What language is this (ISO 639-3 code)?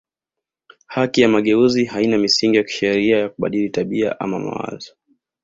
swa